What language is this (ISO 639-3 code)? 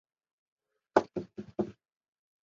zho